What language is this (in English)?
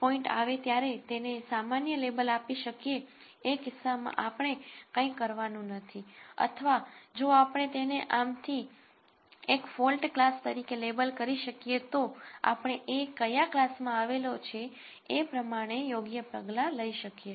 Gujarati